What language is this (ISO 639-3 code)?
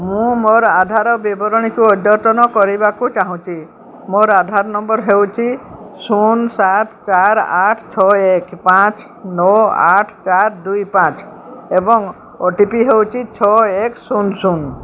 ori